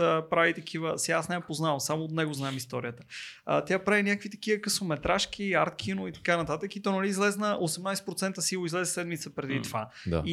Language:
Bulgarian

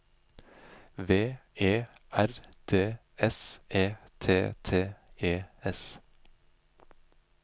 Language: Norwegian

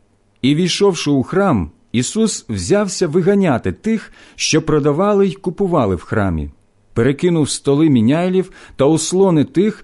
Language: Ukrainian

